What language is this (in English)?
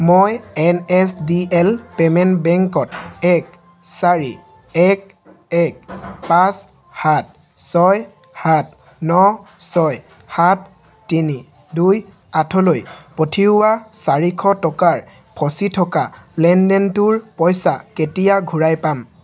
Assamese